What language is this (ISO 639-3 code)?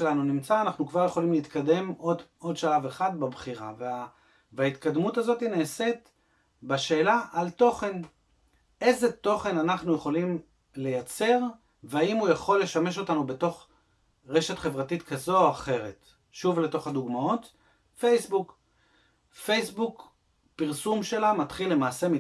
heb